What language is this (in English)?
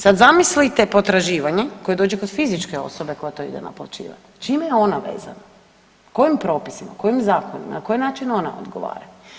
Croatian